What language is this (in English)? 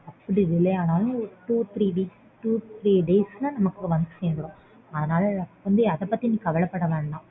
Tamil